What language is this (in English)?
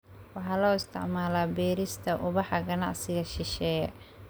Somali